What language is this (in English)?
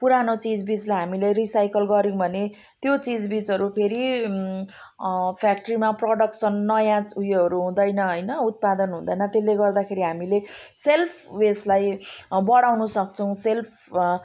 Nepali